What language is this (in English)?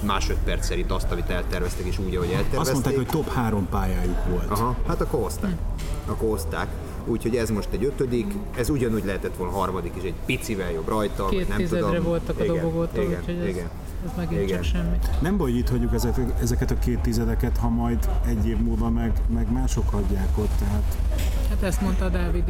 Hungarian